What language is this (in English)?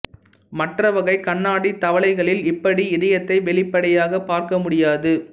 Tamil